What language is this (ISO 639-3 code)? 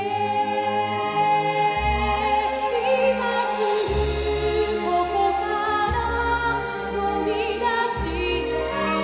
jpn